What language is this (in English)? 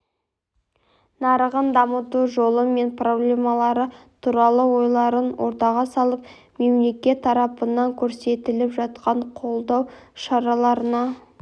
Kazakh